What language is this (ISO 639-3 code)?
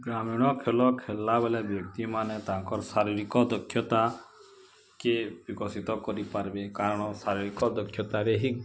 ori